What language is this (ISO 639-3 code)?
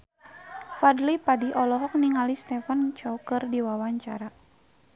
sun